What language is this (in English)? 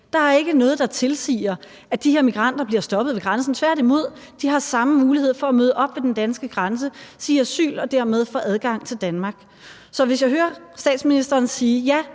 Danish